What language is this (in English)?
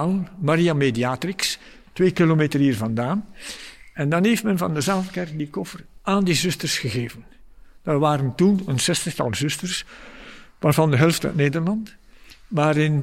Dutch